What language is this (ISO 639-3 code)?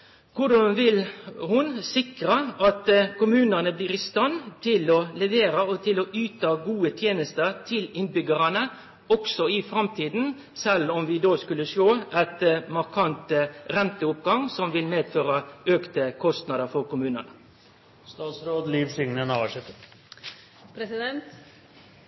nno